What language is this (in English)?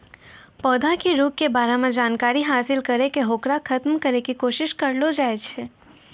Maithili